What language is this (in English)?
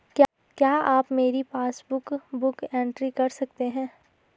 Hindi